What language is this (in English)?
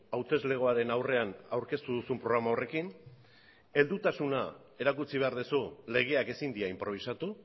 Basque